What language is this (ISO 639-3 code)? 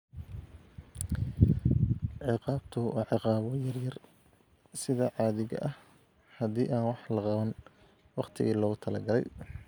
som